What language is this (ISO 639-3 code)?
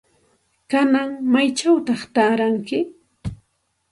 qxt